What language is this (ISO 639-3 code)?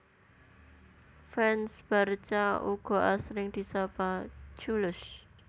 jav